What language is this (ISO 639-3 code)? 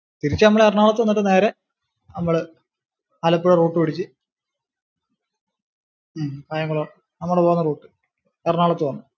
mal